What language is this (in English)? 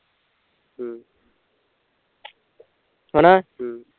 Punjabi